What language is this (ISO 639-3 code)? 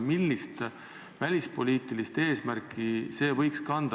est